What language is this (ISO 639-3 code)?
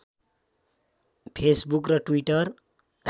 nep